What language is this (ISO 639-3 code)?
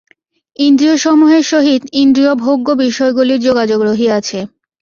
ben